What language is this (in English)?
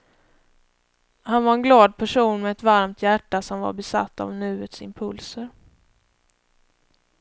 Swedish